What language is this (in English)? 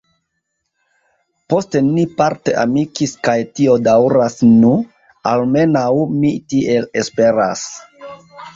Esperanto